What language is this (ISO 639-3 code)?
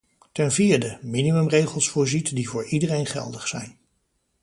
nld